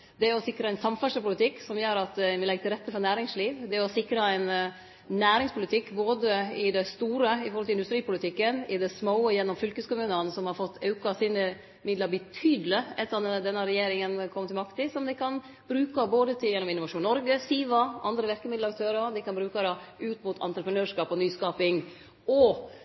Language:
Norwegian Nynorsk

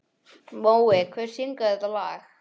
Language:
Icelandic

